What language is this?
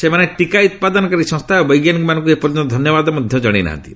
Odia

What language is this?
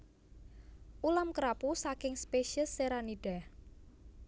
Javanese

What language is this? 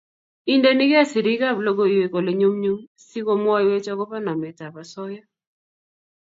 Kalenjin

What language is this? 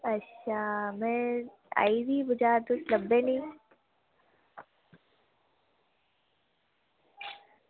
Dogri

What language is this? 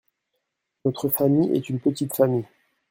French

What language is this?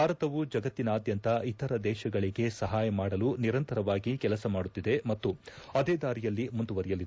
Kannada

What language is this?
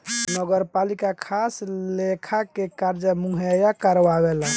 Bhojpuri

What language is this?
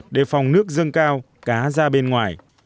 Vietnamese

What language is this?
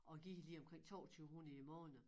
Danish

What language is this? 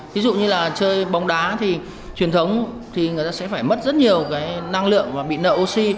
Vietnamese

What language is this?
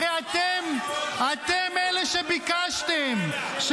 Hebrew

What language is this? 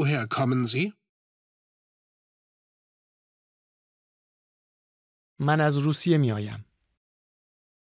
Persian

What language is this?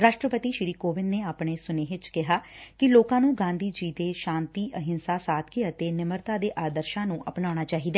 Punjabi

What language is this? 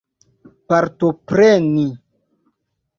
Esperanto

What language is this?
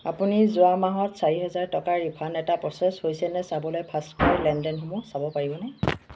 Assamese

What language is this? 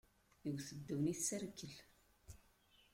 Kabyle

